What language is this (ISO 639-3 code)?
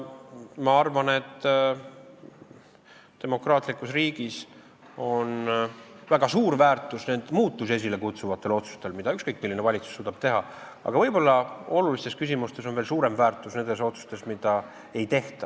est